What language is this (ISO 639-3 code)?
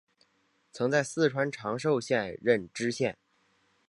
zho